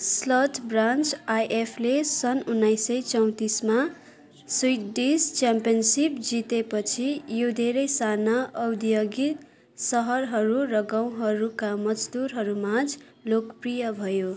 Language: Nepali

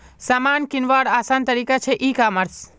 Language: Magahi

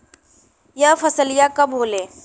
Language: Bhojpuri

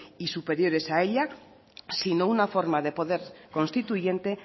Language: Spanish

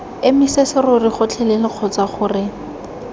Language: Tswana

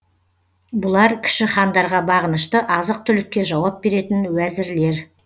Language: Kazakh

